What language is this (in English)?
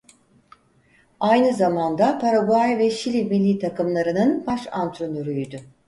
Turkish